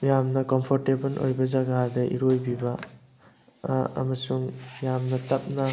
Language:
Manipuri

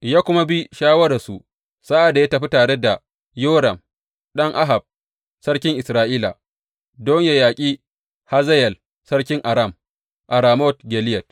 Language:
Hausa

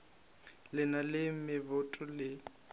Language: Northern Sotho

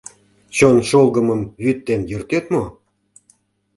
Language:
Mari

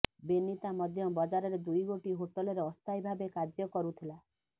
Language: Odia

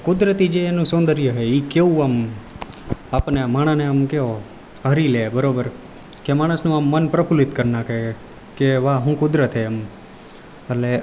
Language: Gujarati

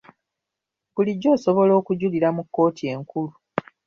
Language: Ganda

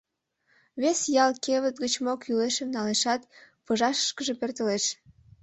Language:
Mari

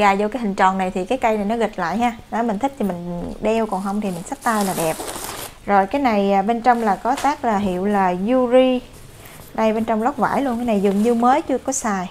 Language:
Vietnamese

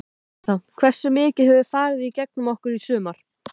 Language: Icelandic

